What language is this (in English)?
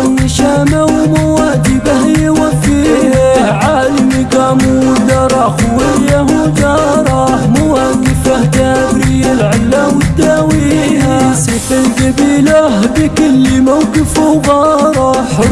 Arabic